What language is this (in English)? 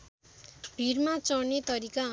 Nepali